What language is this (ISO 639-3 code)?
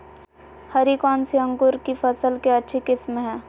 mag